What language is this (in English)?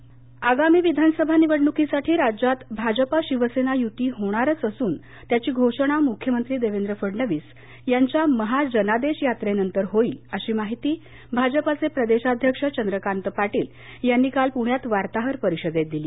Marathi